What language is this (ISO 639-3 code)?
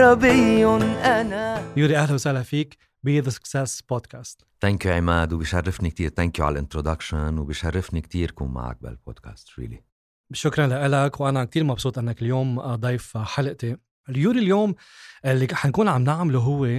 ara